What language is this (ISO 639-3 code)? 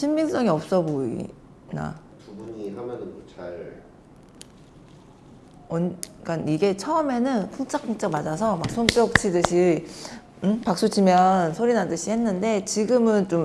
kor